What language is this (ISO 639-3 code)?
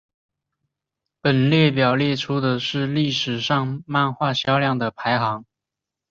zho